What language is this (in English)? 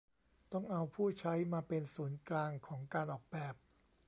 Thai